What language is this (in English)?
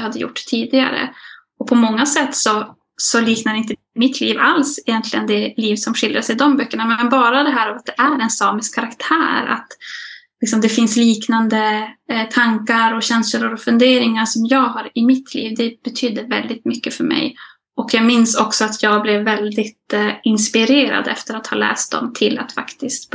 Swedish